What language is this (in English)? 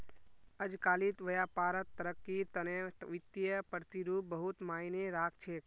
Magahi